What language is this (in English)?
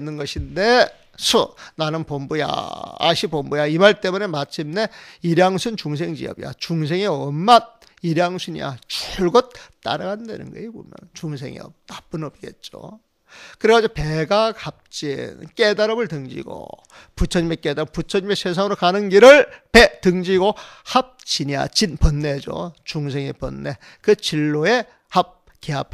Korean